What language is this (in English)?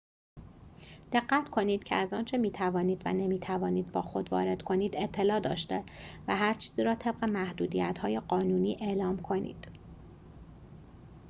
Persian